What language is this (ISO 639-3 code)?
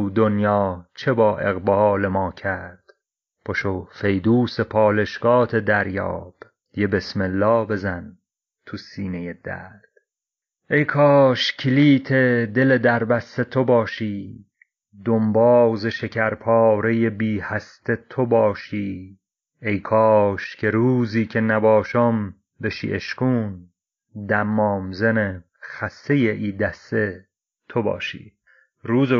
fas